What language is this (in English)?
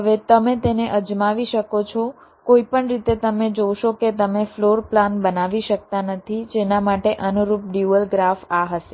Gujarati